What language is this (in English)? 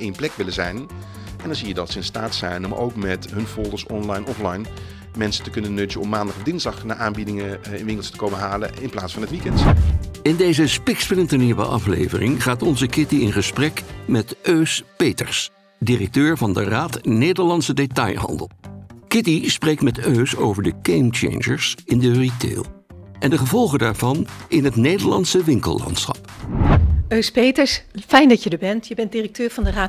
Dutch